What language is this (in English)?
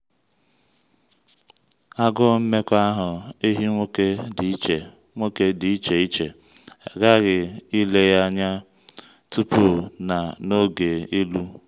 Igbo